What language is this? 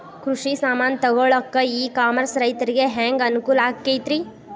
Kannada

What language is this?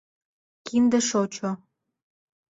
Mari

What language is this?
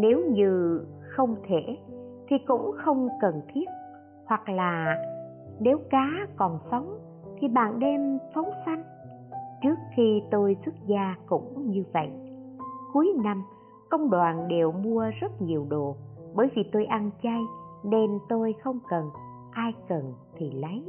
Vietnamese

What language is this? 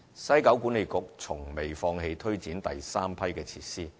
Cantonese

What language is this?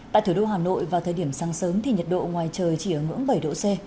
Vietnamese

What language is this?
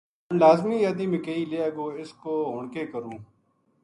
Gujari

